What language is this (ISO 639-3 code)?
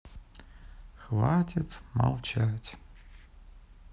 rus